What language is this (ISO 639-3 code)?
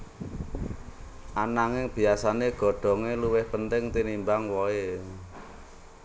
jav